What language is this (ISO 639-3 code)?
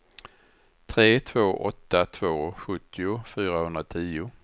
swe